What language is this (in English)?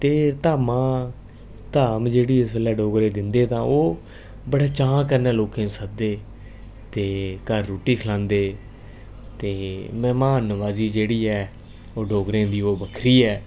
Dogri